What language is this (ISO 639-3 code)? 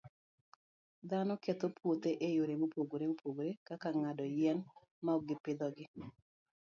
luo